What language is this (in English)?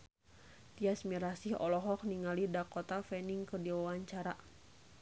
Sundanese